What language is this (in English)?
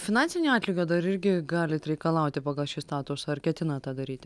Lithuanian